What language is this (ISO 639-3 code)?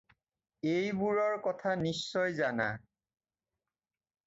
asm